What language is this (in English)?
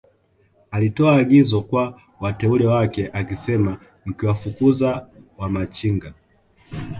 Swahili